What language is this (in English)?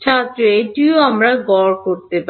Bangla